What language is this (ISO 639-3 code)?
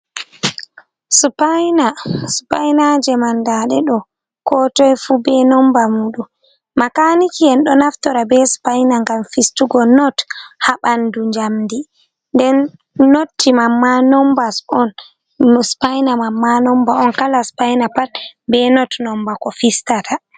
ful